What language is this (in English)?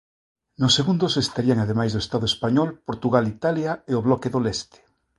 Galician